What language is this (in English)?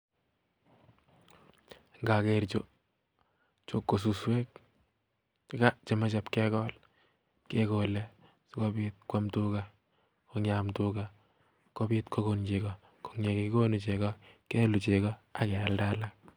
Kalenjin